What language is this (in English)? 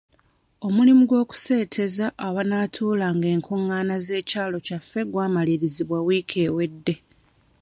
Ganda